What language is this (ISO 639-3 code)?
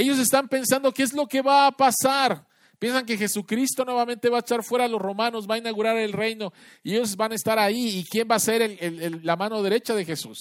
spa